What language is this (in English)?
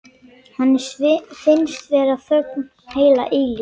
Icelandic